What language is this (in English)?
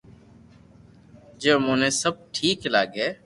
Loarki